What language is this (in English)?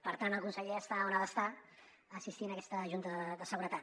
Catalan